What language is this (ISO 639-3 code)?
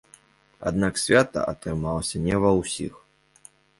bel